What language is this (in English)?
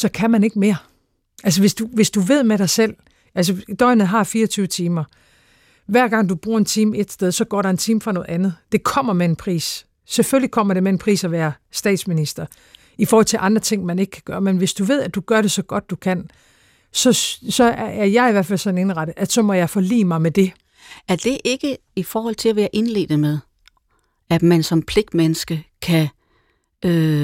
Danish